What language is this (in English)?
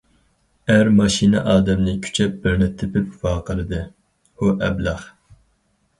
Uyghur